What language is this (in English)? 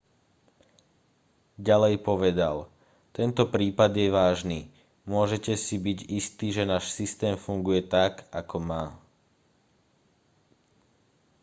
Slovak